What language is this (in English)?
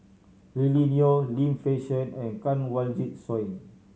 English